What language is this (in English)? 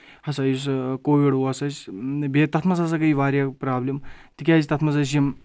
Kashmiri